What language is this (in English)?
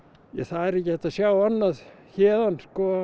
Icelandic